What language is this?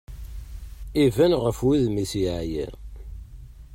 Kabyle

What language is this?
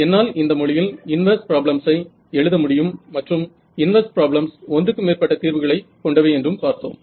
Tamil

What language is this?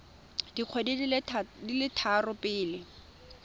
Tswana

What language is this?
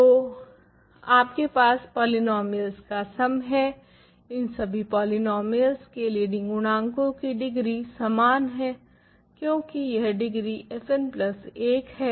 Hindi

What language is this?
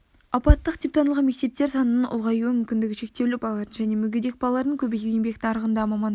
Kazakh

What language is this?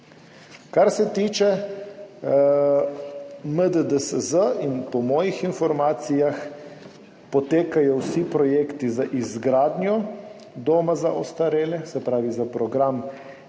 Slovenian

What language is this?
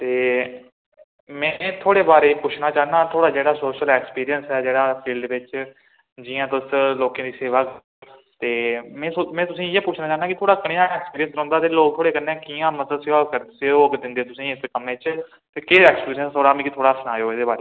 Dogri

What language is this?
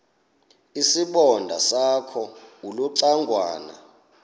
Xhosa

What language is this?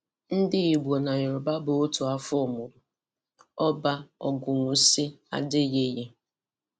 Igbo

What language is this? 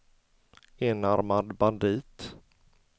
Swedish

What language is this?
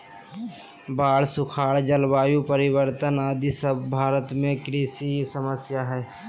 Magahi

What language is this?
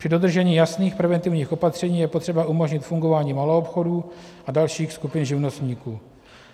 Czech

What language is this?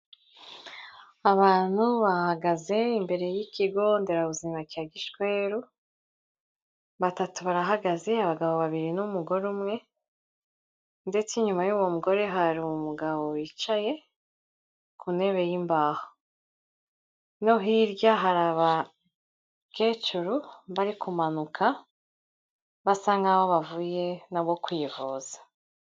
Kinyarwanda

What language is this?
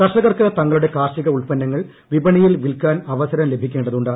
Malayalam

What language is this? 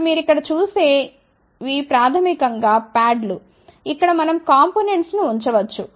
Telugu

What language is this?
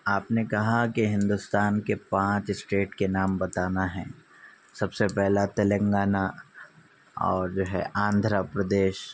Urdu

